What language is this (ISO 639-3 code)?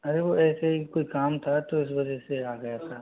hin